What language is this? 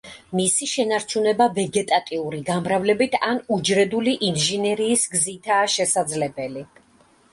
Georgian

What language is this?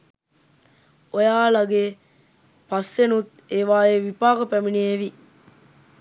Sinhala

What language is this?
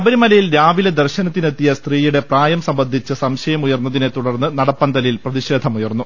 Malayalam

